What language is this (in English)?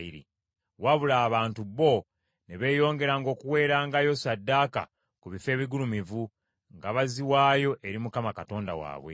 Ganda